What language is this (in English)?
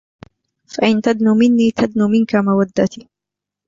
Arabic